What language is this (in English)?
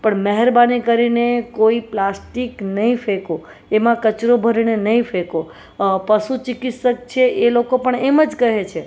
Gujarati